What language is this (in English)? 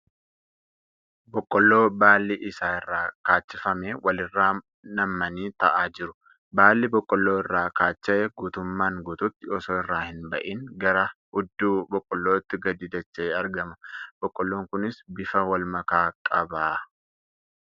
Oromo